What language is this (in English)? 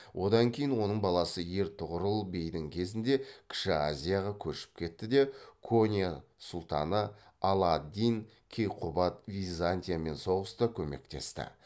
Kazakh